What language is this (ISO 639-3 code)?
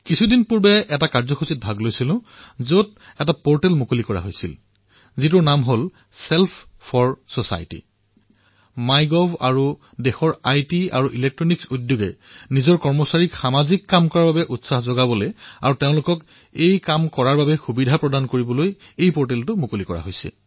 asm